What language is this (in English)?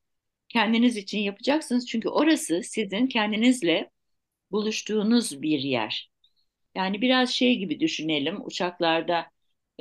Turkish